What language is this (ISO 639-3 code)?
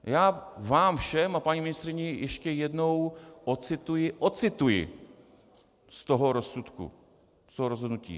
ces